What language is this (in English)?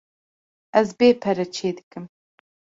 Kurdish